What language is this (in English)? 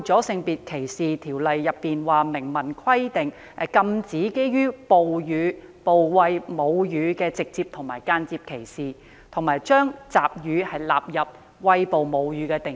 Cantonese